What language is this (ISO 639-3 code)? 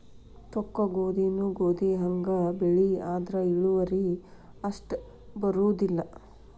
kan